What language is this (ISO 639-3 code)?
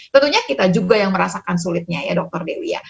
ind